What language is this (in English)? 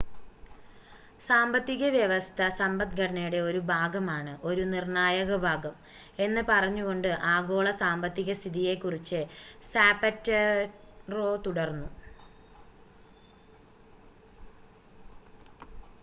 Malayalam